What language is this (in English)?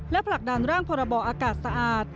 Thai